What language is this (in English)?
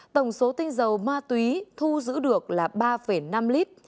Vietnamese